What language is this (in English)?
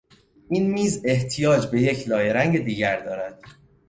Persian